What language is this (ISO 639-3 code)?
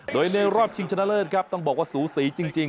tha